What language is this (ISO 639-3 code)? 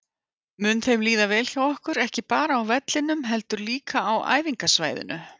isl